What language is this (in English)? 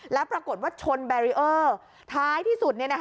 Thai